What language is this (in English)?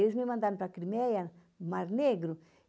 Portuguese